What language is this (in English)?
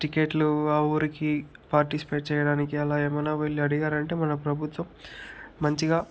Telugu